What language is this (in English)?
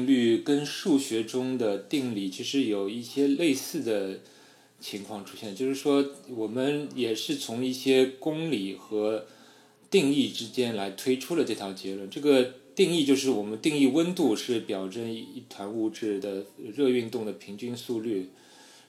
Chinese